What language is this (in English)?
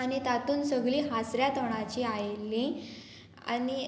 Konkani